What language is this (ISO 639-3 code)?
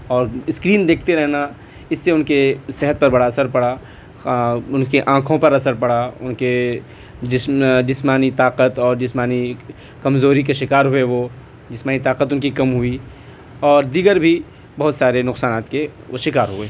urd